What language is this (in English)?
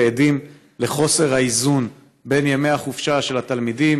Hebrew